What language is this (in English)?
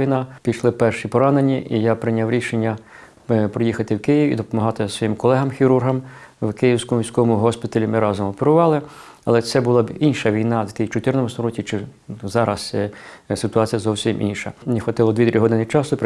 Ukrainian